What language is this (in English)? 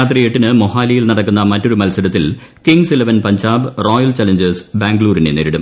Malayalam